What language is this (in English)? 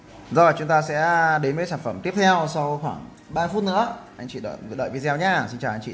Vietnamese